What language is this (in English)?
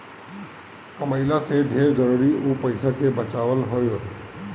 Bhojpuri